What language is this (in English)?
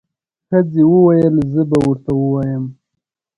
Pashto